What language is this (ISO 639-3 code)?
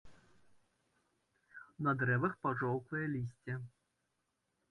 bel